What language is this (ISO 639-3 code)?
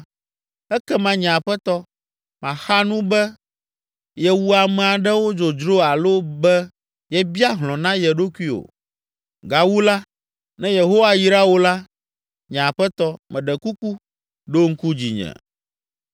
ewe